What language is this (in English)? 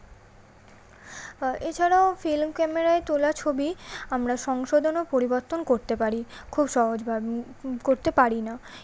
Bangla